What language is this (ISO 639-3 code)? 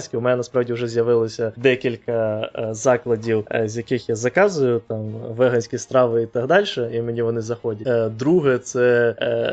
ukr